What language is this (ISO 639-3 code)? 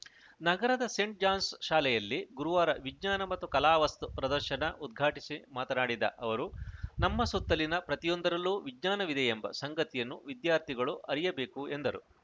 kan